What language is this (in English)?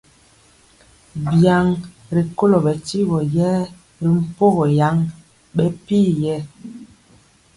Mpiemo